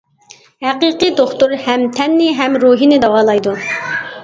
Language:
Uyghur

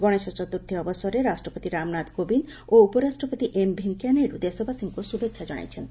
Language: Odia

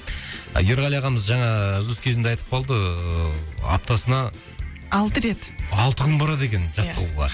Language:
Kazakh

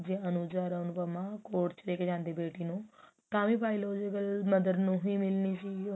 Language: Punjabi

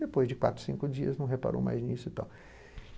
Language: Portuguese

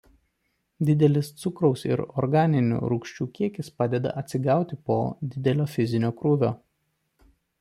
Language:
Lithuanian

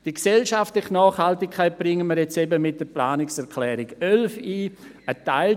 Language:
Swiss German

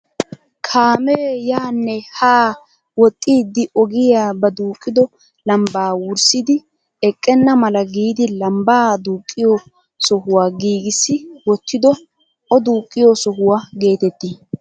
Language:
Wolaytta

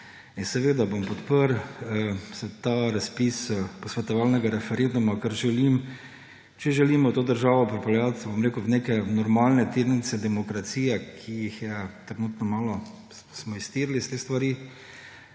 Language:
Slovenian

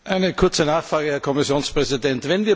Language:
German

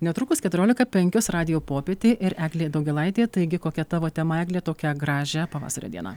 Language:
Lithuanian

